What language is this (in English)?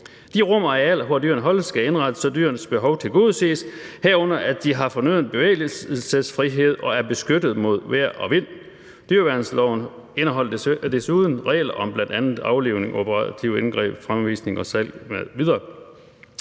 Danish